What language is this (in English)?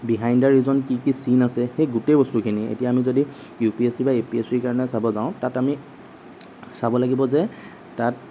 Assamese